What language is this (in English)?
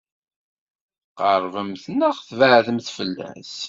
Kabyle